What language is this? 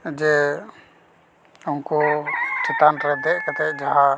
Santali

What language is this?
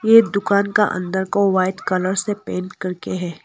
Hindi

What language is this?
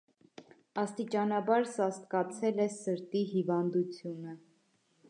Armenian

